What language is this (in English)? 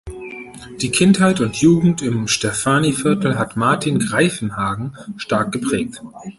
German